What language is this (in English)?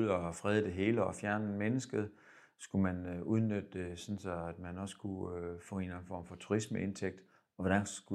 Danish